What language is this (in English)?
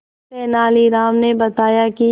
Hindi